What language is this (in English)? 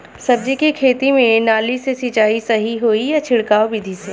Bhojpuri